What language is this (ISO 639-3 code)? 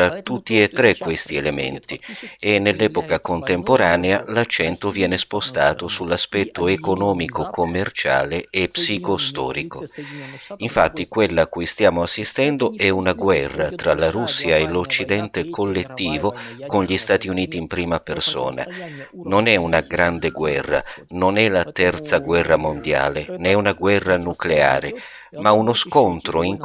ita